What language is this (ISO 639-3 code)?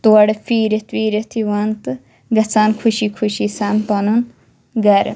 kas